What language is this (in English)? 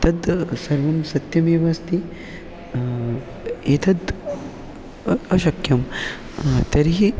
Sanskrit